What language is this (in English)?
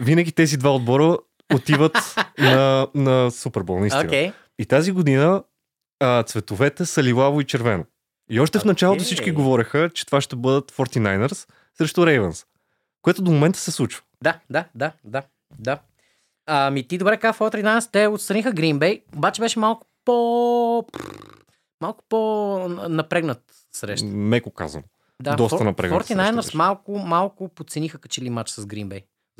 Bulgarian